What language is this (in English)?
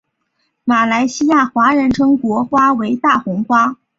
Chinese